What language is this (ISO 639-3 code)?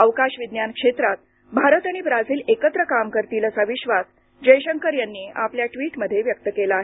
mar